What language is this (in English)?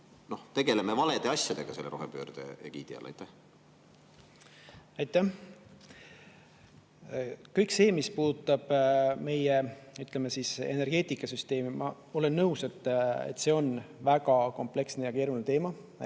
Estonian